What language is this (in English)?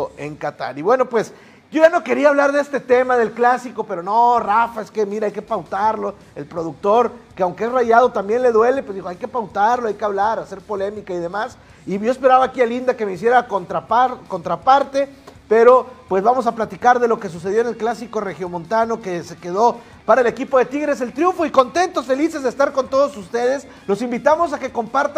Spanish